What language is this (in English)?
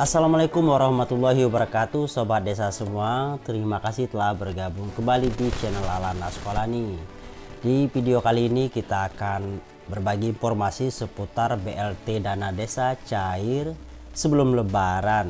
Indonesian